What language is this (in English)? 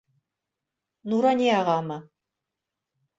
Bashkir